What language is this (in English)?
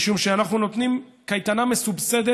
Hebrew